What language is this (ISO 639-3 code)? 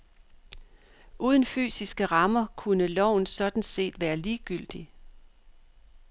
dan